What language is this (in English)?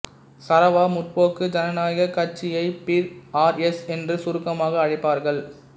Tamil